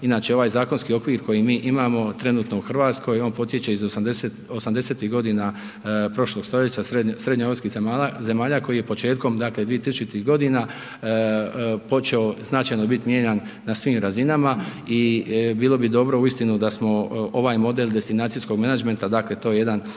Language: Croatian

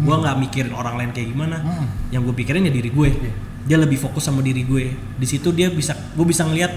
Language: Indonesian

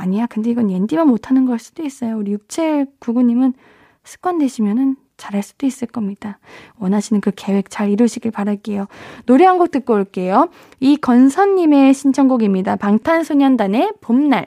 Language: Korean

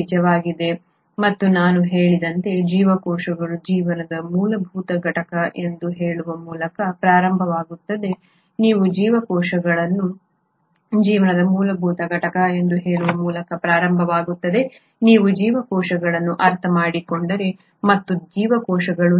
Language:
Kannada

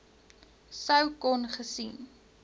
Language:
Afrikaans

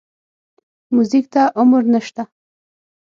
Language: Pashto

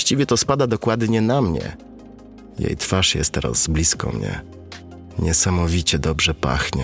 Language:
Polish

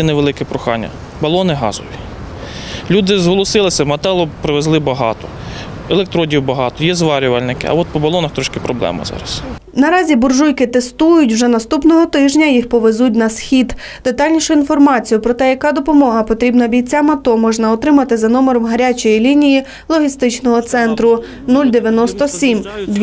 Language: Ukrainian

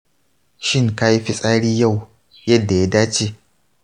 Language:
Hausa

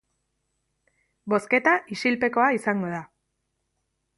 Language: Basque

